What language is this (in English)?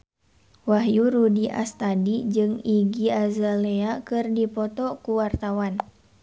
Sundanese